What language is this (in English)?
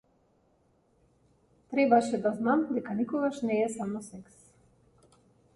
Macedonian